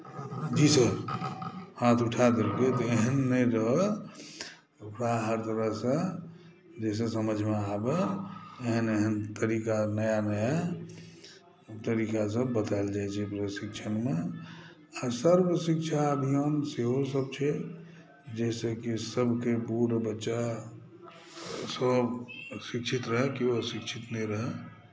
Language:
Maithili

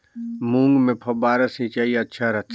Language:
Chhattisgarhi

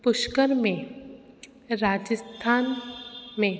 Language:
Sindhi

